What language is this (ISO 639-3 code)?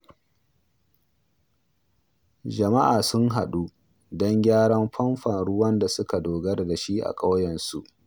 hau